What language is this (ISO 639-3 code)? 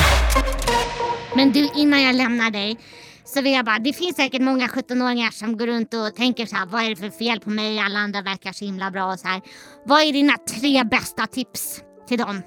swe